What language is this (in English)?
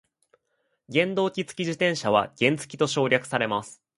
Japanese